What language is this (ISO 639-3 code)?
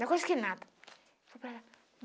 por